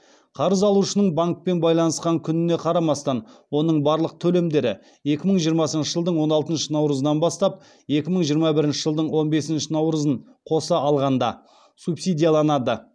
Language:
Kazakh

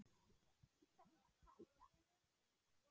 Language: Icelandic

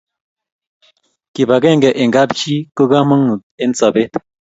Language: Kalenjin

